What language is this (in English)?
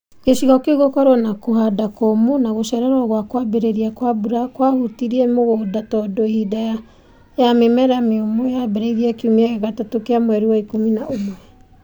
Kikuyu